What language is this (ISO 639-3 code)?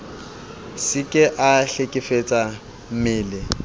sot